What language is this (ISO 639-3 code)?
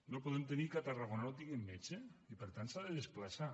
cat